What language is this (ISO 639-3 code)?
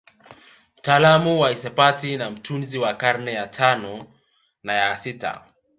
swa